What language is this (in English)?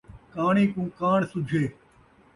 Saraiki